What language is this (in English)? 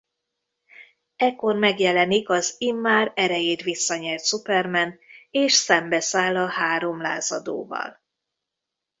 Hungarian